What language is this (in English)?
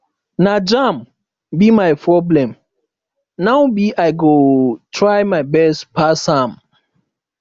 Nigerian Pidgin